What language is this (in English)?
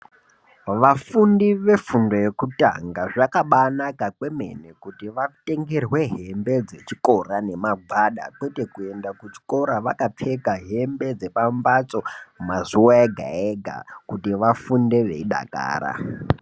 Ndau